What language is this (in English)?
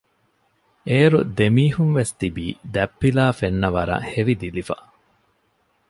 Divehi